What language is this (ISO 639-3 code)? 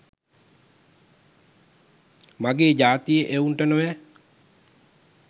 sin